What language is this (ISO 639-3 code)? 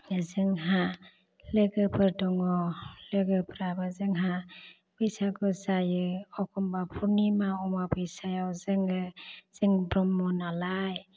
brx